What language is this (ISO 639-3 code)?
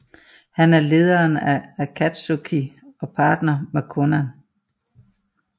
dan